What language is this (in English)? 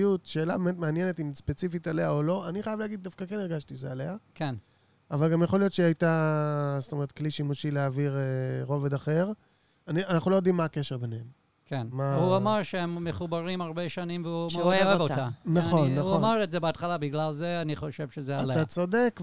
Hebrew